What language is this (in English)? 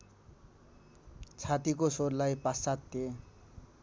Nepali